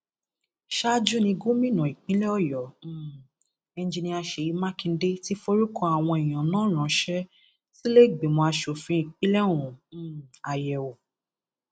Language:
Yoruba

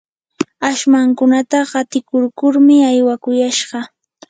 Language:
Yanahuanca Pasco Quechua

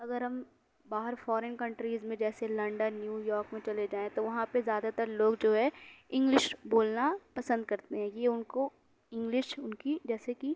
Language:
Urdu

